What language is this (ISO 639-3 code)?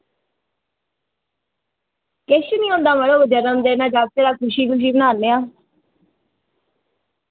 doi